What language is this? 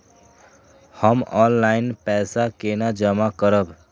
Maithili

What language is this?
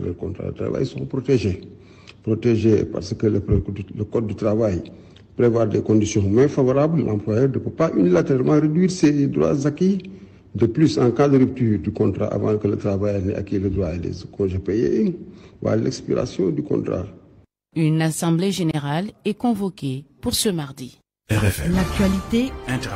French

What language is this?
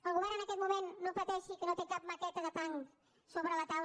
Catalan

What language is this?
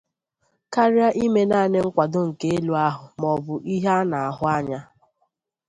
Igbo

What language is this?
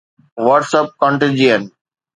Sindhi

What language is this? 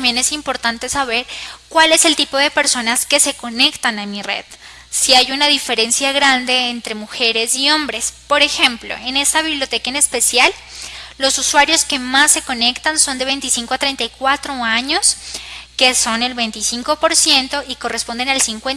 Spanish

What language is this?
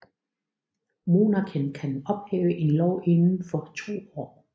Danish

